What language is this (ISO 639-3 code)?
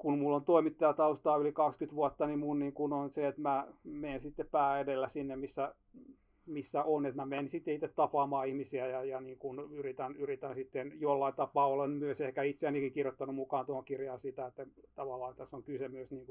fin